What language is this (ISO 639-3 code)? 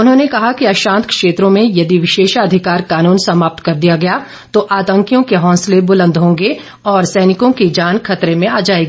hin